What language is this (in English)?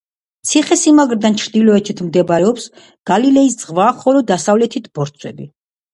Georgian